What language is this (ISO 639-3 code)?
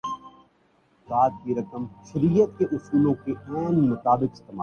urd